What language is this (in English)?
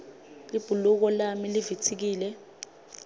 Swati